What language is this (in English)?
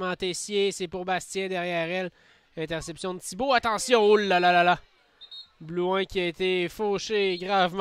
French